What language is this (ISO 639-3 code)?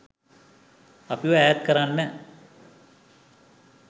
sin